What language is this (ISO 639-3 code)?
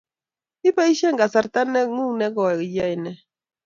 kln